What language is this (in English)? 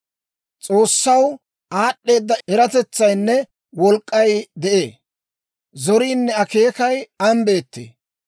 Dawro